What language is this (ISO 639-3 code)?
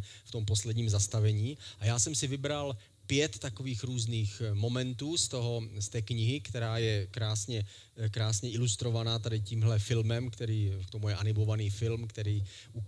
ces